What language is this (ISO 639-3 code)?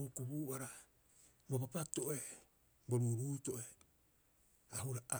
kyx